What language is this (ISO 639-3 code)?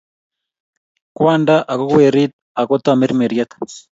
kln